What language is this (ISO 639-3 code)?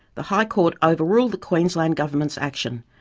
eng